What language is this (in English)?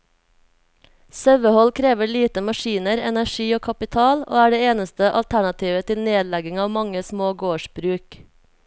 Norwegian